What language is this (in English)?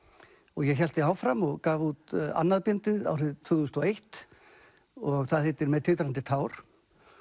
Icelandic